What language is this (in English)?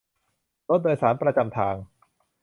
Thai